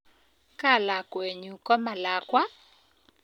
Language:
Kalenjin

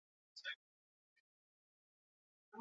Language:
Basque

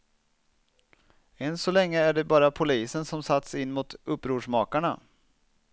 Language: Swedish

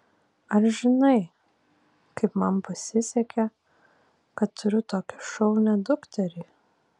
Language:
Lithuanian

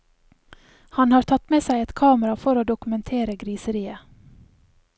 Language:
Norwegian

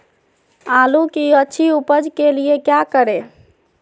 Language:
Magahi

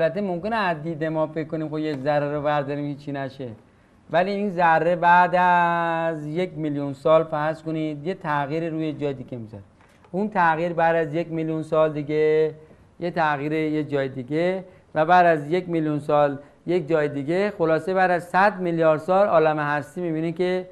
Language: Persian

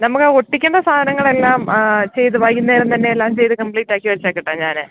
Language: Malayalam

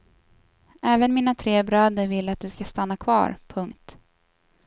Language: Swedish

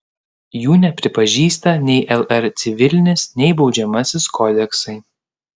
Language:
Lithuanian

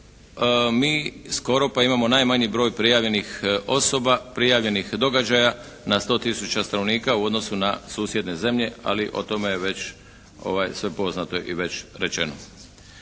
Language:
Croatian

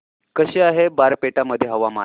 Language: Marathi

